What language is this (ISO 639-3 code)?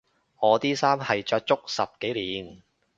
yue